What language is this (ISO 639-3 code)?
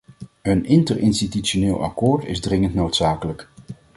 nld